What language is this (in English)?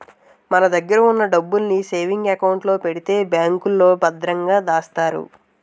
Telugu